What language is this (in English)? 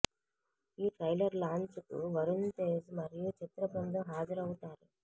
Telugu